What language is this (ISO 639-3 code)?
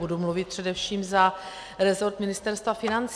ces